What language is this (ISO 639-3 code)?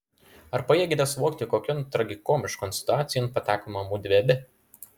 lit